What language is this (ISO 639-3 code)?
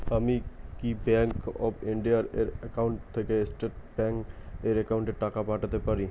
ben